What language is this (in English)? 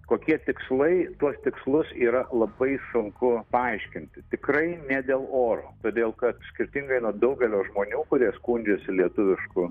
Lithuanian